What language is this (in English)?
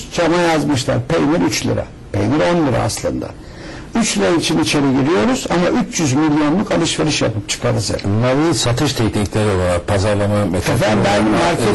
Turkish